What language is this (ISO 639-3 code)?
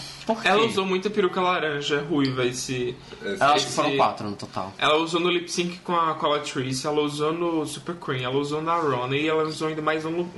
por